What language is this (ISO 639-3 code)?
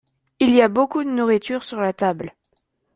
fra